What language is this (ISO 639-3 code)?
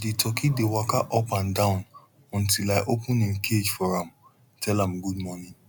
pcm